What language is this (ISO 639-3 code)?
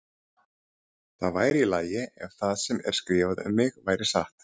isl